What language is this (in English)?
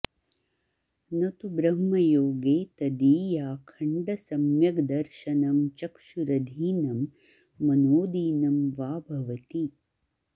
Sanskrit